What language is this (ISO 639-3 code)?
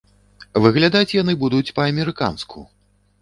bel